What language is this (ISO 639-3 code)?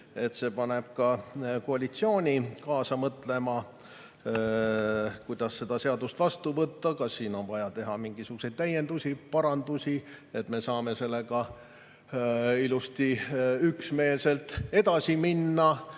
est